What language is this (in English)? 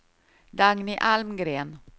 Swedish